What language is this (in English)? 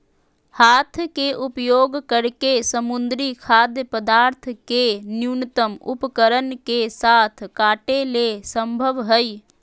Magahi